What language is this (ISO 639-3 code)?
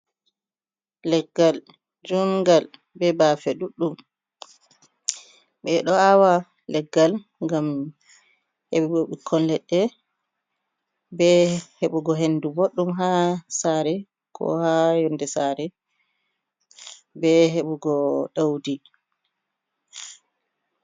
ful